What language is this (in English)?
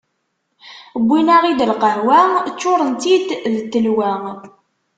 Kabyle